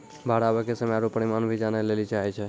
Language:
Maithili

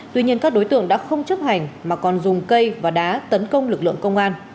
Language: Vietnamese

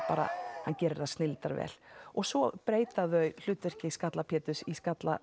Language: Icelandic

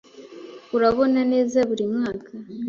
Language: Kinyarwanda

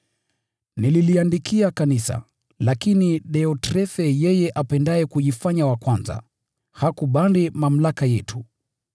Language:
Swahili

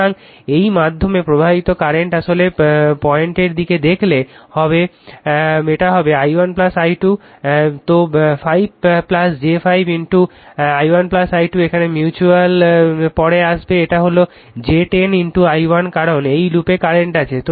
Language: Bangla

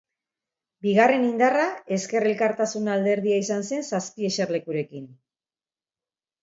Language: Basque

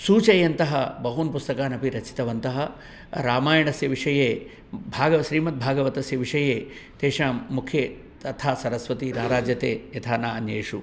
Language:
Sanskrit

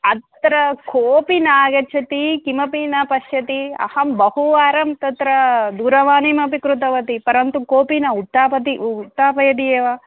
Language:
Sanskrit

